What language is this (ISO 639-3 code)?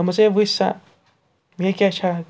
kas